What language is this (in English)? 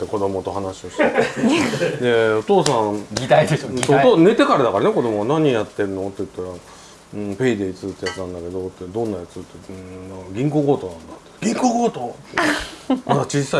Japanese